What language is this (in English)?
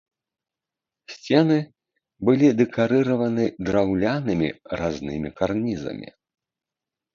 Belarusian